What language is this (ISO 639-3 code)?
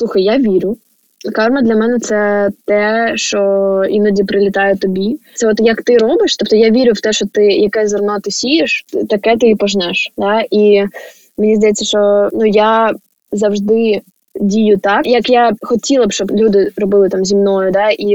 ukr